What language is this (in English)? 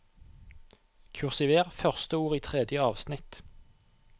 Norwegian